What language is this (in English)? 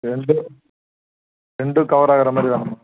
Tamil